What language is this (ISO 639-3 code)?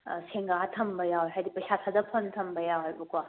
mni